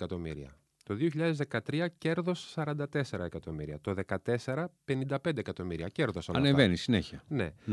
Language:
Greek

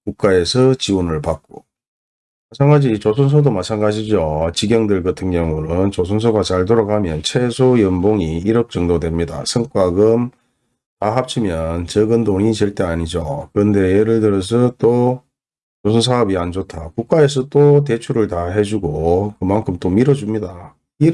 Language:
Korean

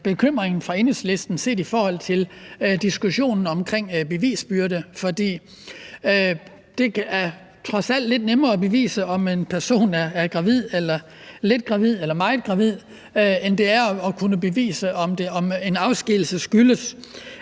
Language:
Danish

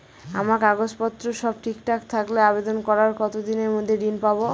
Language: Bangla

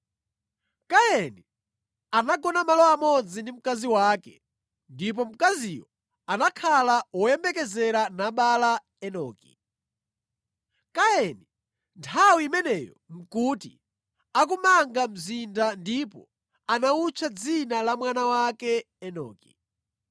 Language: Nyanja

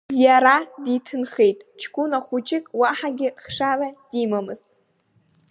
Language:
Abkhazian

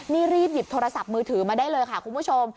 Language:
Thai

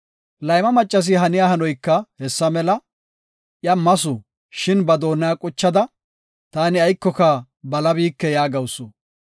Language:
Gofa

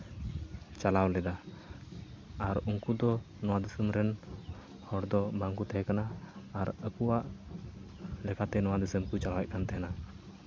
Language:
Santali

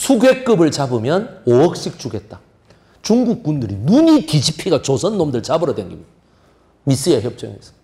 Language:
Korean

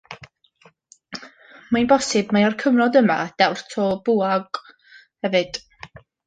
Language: Welsh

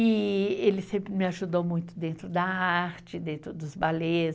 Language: Portuguese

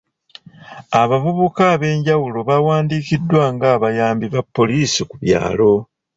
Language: Ganda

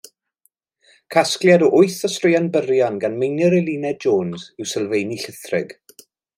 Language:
Welsh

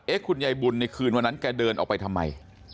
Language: Thai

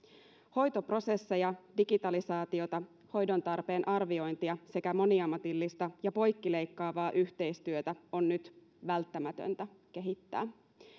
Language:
Finnish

